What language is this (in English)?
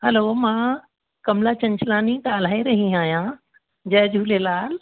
Sindhi